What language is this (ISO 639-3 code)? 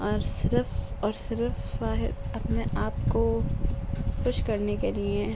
urd